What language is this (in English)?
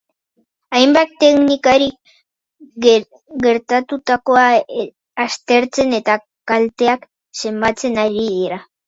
Basque